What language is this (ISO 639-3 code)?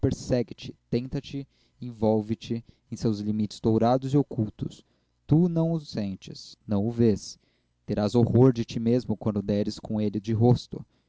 por